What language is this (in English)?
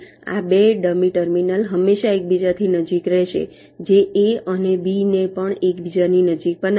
Gujarati